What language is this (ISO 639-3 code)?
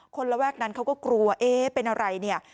tha